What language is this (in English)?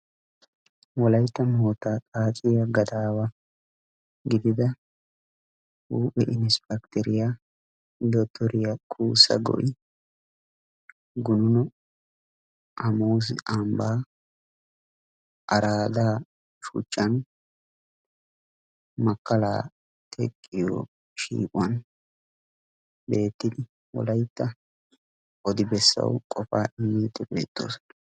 Wolaytta